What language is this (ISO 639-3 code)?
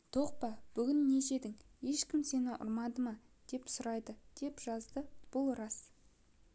kaz